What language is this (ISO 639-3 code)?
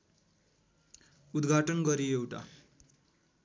nep